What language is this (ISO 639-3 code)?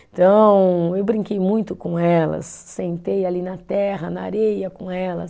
por